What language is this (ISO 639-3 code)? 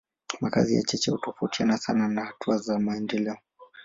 swa